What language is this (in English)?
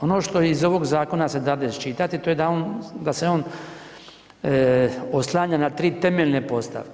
Croatian